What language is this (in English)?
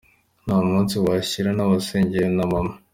Kinyarwanda